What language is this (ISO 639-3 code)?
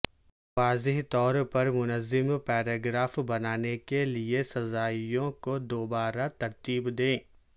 urd